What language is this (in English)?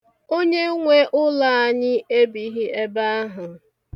Igbo